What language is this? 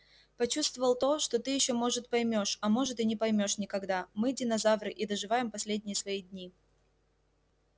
Russian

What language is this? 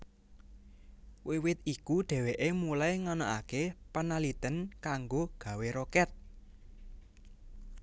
Javanese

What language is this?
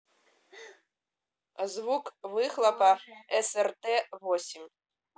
Russian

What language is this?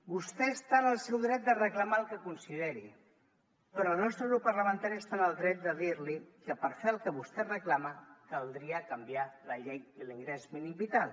Catalan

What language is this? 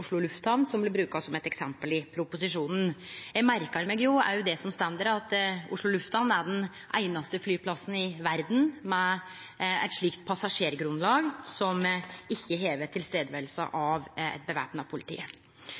Norwegian Nynorsk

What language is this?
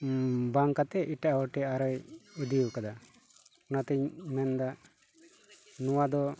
Santali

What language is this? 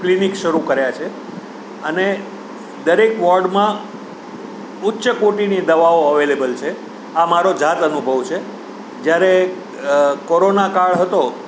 Gujarati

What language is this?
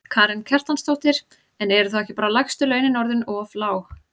Icelandic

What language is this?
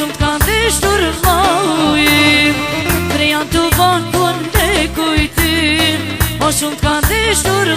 Romanian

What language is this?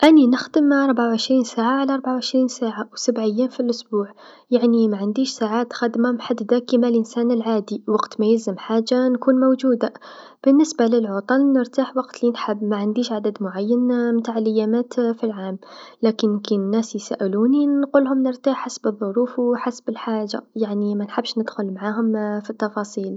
Tunisian Arabic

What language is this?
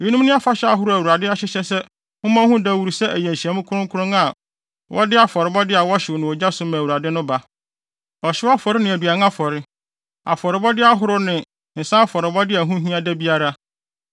Akan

